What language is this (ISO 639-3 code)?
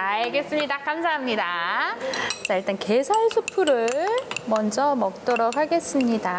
kor